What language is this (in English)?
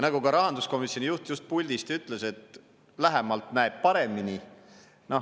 Estonian